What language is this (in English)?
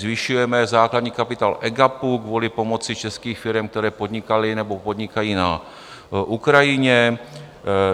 Czech